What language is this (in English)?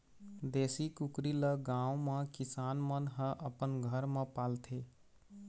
Chhattisgarhi